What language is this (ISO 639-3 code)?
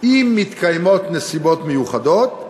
heb